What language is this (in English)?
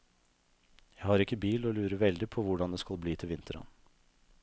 Norwegian